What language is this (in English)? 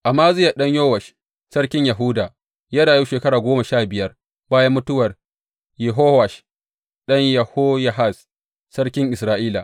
Hausa